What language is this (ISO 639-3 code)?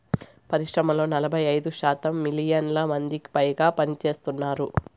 tel